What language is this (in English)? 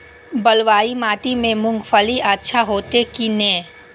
Maithili